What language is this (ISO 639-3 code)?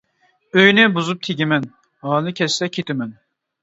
uig